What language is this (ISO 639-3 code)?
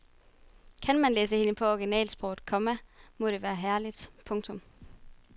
dan